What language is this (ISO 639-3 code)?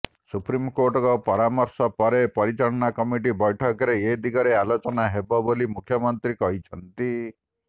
ori